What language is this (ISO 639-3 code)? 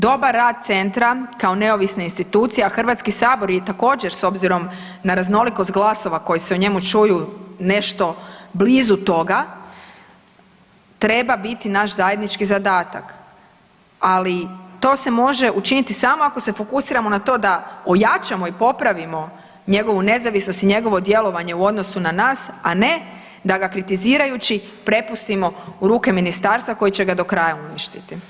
hrv